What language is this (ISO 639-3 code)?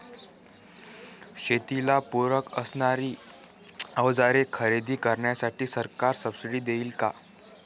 mar